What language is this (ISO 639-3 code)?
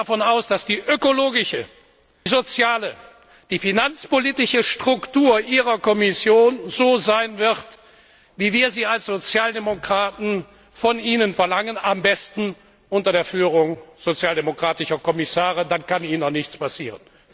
deu